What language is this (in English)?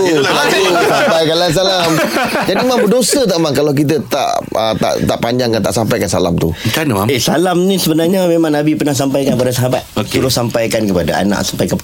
Malay